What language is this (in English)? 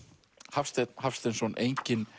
Icelandic